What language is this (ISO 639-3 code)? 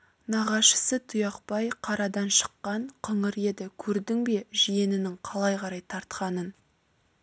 kaz